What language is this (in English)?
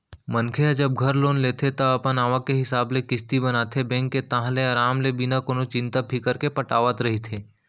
Chhattisgarhi